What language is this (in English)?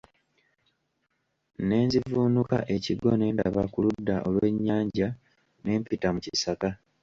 Ganda